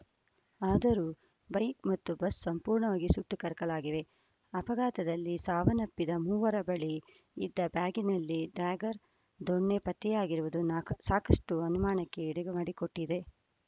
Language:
Kannada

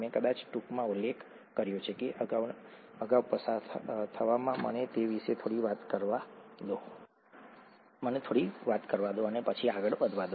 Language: Gujarati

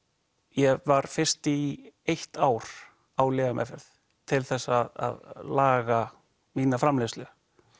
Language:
Icelandic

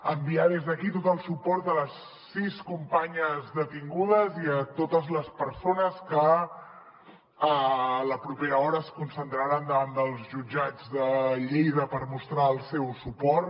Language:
Catalan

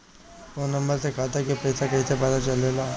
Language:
Bhojpuri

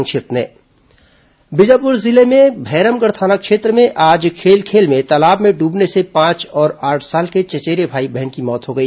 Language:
Hindi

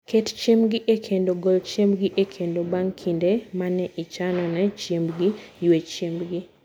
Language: Luo (Kenya and Tanzania)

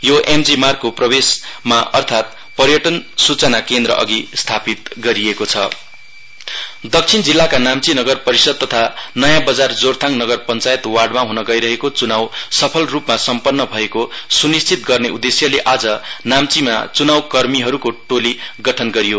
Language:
Nepali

